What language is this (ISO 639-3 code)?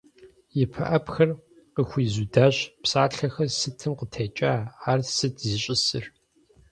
kbd